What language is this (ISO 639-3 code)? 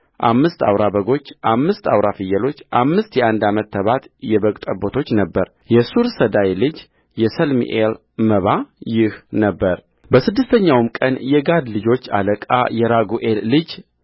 amh